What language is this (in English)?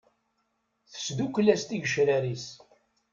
Kabyle